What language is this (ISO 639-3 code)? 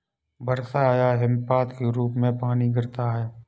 hin